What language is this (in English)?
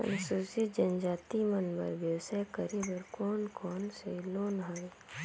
Chhattisgarhi